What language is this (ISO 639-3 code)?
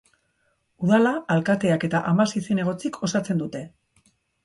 eus